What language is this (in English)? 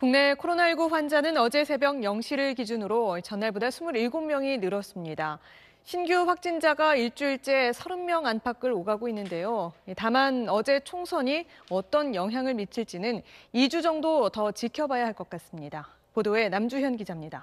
Korean